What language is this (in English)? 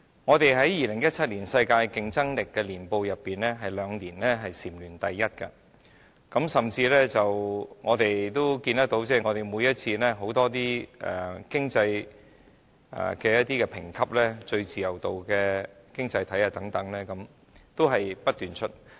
Cantonese